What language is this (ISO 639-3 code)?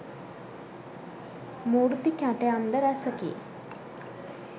sin